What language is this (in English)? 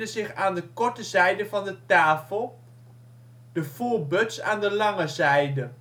Dutch